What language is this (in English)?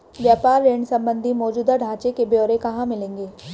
Hindi